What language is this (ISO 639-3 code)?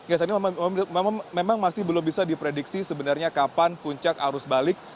ind